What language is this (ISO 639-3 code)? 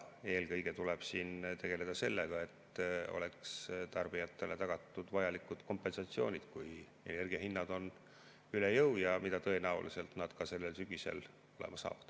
est